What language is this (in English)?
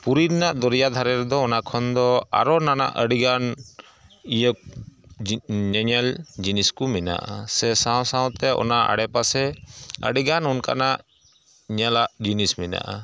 Santali